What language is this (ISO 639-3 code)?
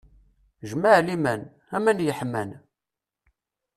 kab